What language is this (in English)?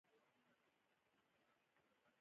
Pashto